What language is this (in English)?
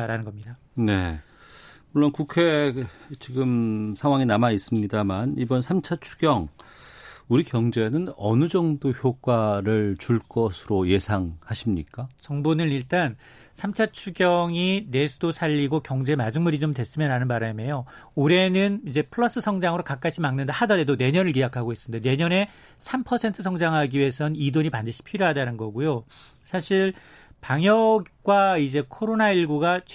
Korean